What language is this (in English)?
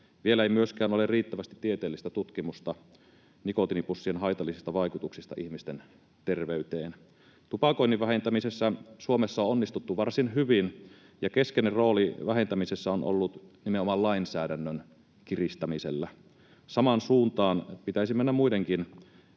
Finnish